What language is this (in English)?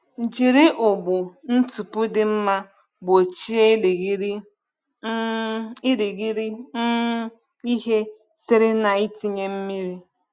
Igbo